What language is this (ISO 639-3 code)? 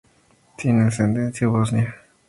spa